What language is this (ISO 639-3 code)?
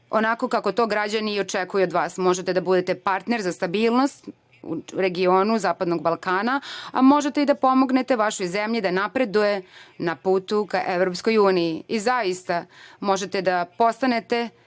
srp